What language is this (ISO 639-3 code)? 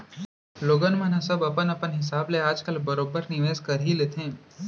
hne